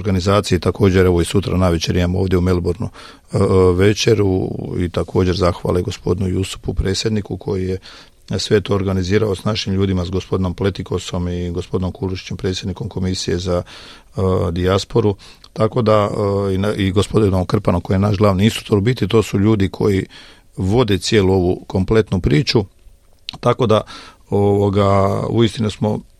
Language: Croatian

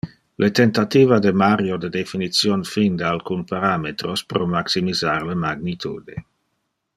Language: Interlingua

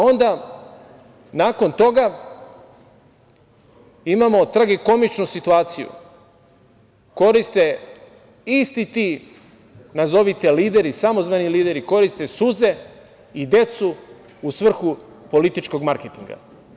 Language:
Serbian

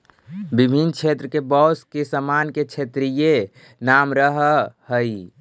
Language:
Magahi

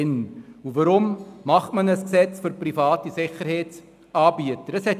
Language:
Swiss German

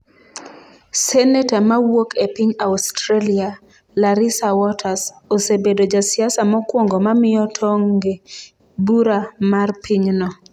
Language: Luo (Kenya and Tanzania)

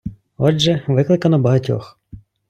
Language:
Ukrainian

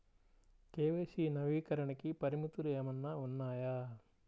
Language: Telugu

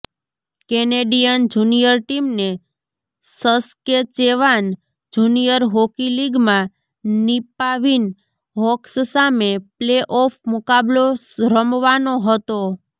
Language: Gujarati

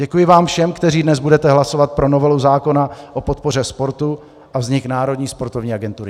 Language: Czech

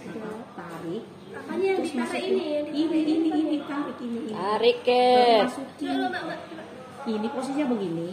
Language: Indonesian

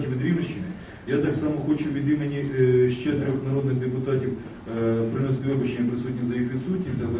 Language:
Ukrainian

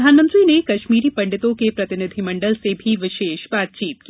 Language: Hindi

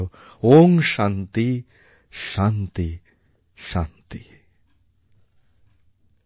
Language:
Bangla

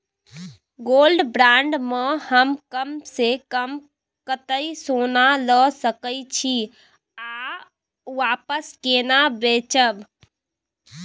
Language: Maithili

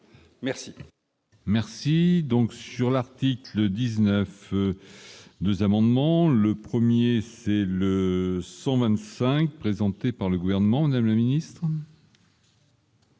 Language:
French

